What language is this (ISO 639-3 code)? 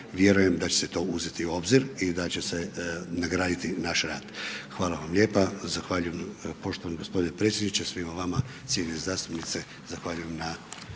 hrv